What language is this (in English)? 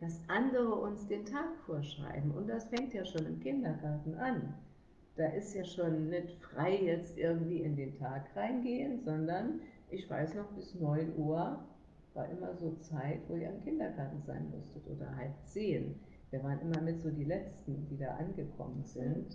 German